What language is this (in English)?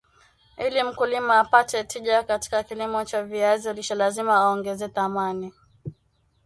Swahili